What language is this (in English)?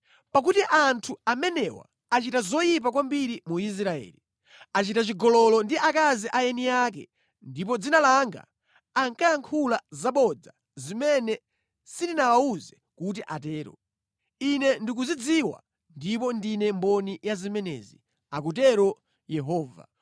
Nyanja